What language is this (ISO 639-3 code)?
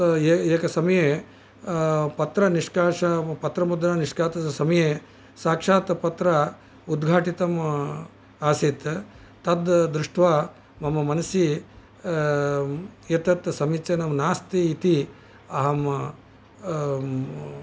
san